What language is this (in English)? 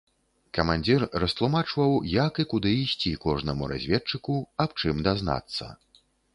Belarusian